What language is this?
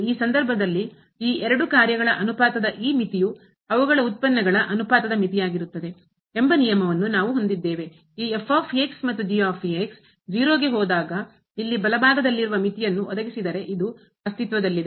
Kannada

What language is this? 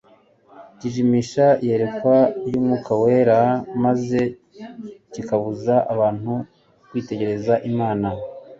Kinyarwanda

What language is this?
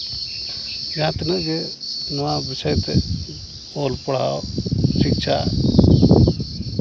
Santali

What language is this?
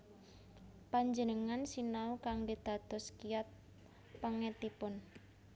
Javanese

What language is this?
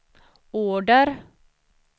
Swedish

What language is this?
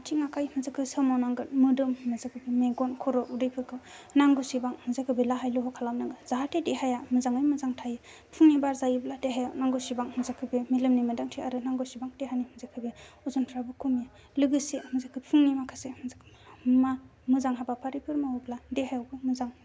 Bodo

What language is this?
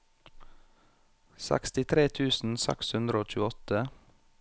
Norwegian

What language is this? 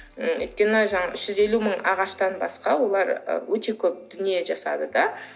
Kazakh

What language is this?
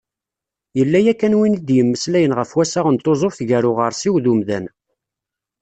Kabyle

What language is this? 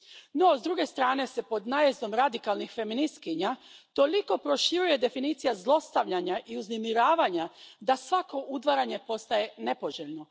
Croatian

